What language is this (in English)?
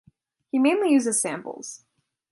English